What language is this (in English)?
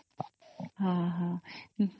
Odia